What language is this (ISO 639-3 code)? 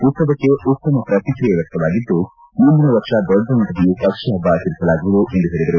kan